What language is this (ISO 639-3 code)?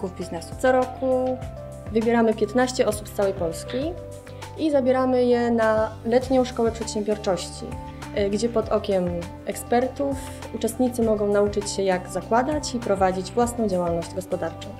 pol